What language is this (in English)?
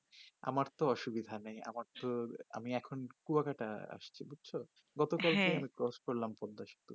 Bangla